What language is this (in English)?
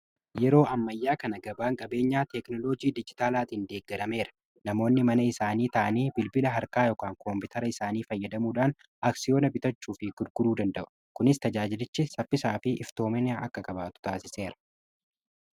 Oromo